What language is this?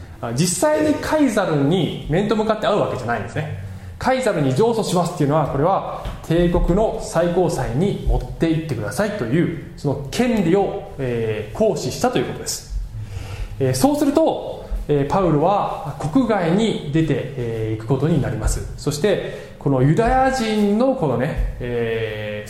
Japanese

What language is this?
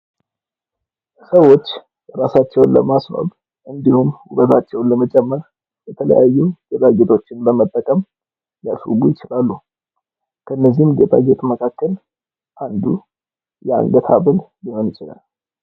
Amharic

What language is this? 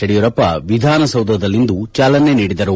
Kannada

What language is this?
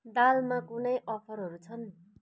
Nepali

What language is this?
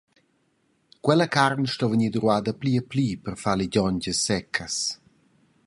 Romansh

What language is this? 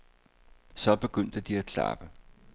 Danish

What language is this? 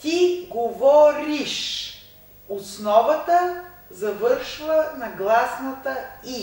Russian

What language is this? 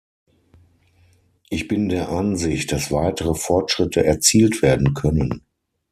German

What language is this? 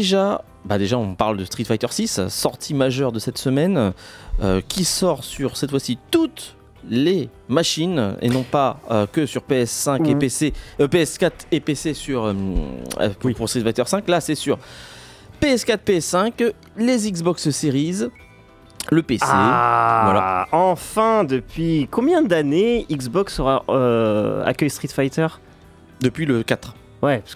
French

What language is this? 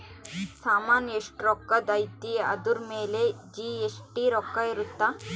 Kannada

